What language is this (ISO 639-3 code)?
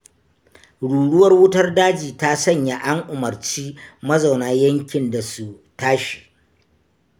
hau